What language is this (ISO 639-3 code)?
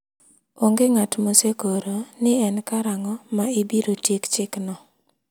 luo